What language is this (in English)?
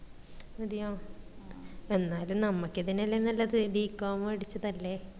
Malayalam